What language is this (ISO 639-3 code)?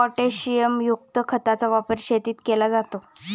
mar